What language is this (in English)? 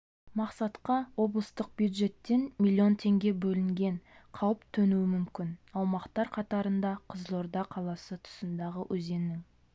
Kazakh